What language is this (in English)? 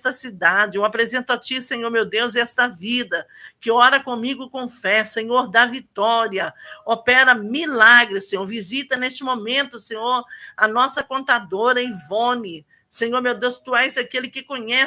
Portuguese